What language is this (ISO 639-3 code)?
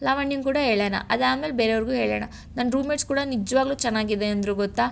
kan